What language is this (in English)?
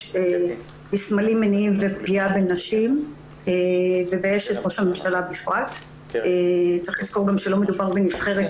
Hebrew